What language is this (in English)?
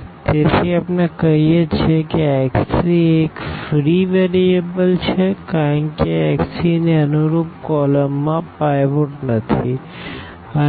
Gujarati